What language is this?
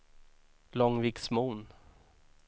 Swedish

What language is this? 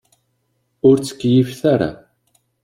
Kabyle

